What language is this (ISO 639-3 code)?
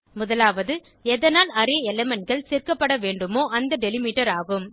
tam